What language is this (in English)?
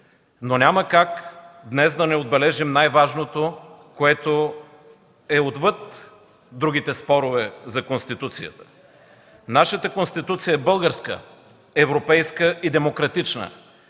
Bulgarian